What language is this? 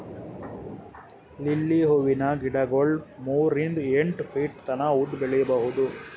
Kannada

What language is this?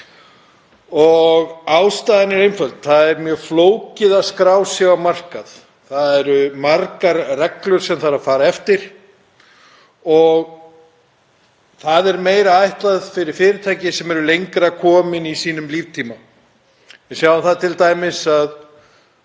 Icelandic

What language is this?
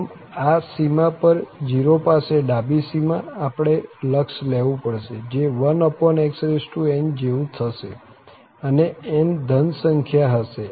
Gujarati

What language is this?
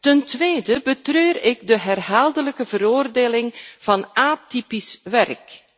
Dutch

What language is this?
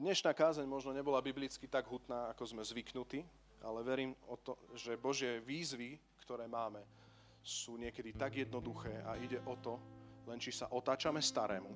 Slovak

